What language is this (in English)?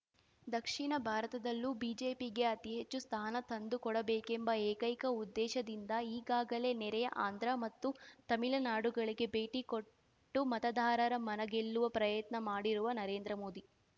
Kannada